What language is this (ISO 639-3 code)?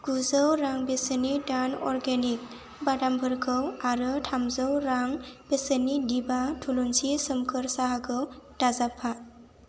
brx